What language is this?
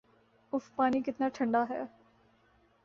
Urdu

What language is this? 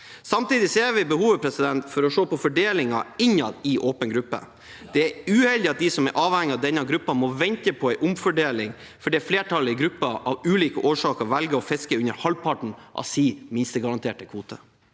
Norwegian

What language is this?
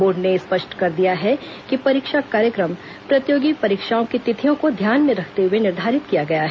Hindi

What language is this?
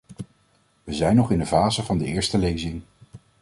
Dutch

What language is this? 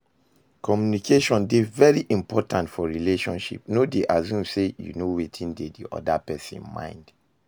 Nigerian Pidgin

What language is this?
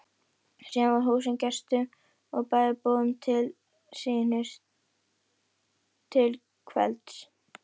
Icelandic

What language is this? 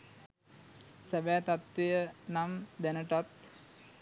Sinhala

